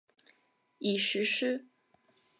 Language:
Chinese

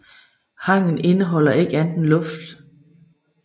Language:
Danish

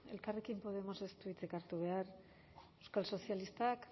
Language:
Basque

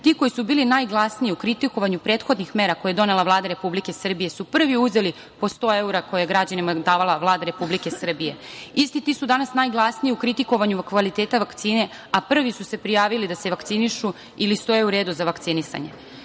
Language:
Serbian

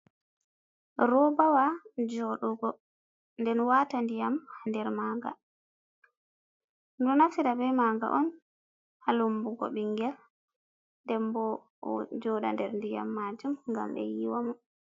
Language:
Fula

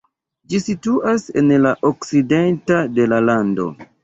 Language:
Esperanto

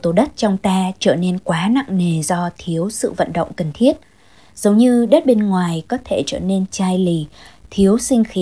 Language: Vietnamese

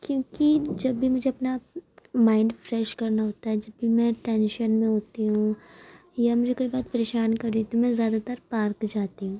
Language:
Urdu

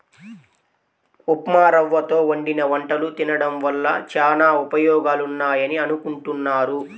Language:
Telugu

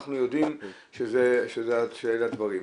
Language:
Hebrew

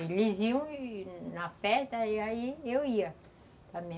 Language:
Portuguese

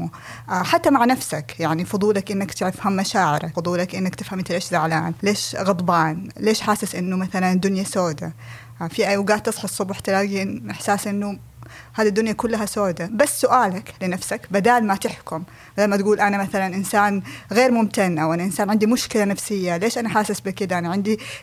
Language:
Arabic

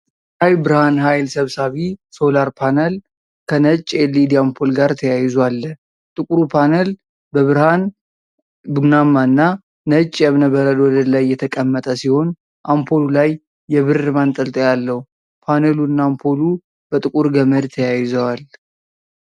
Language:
Amharic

